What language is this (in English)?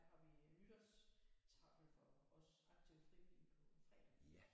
Danish